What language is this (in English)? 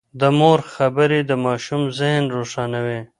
Pashto